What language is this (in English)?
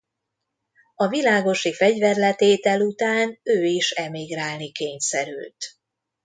Hungarian